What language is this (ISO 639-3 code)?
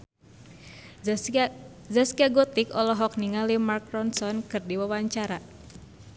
sun